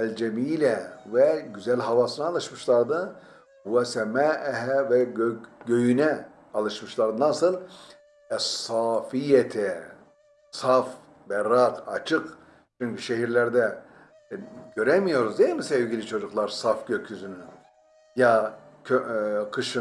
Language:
Turkish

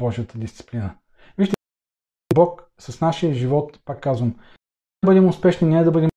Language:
Bulgarian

